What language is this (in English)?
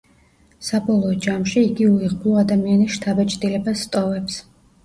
Georgian